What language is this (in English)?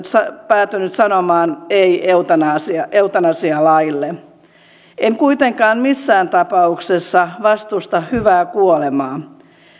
Finnish